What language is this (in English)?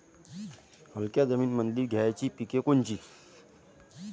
Marathi